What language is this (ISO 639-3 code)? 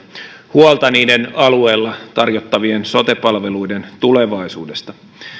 fin